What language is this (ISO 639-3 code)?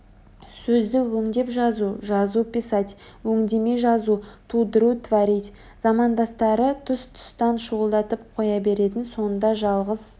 kaz